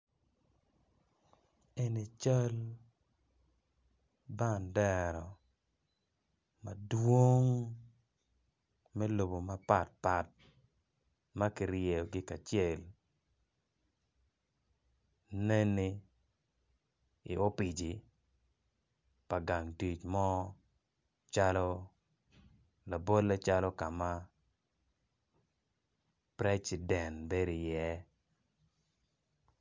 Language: Acoli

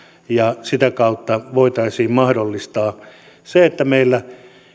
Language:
Finnish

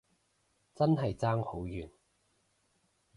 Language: Cantonese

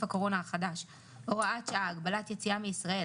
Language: Hebrew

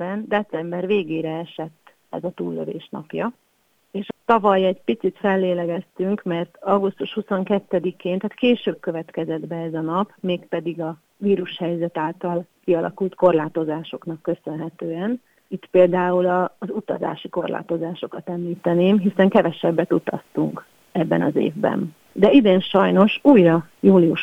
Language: Hungarian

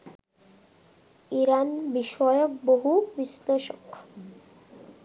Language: Bangla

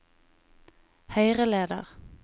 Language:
Norwegian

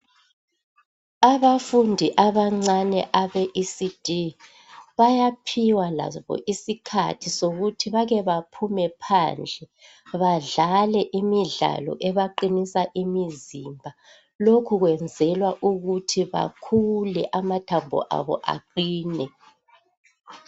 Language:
North Ndebele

